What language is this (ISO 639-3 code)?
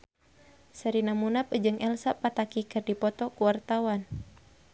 sun